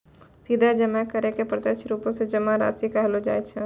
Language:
Maithili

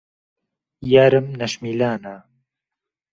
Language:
Central Kurdish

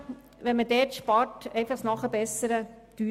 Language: Swiss German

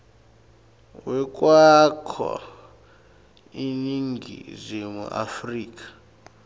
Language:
Swati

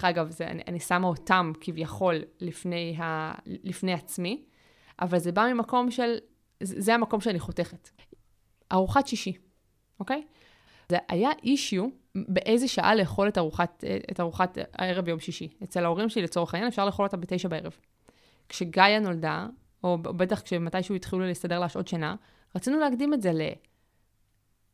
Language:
Hebrew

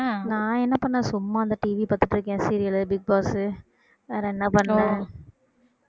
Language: Tamil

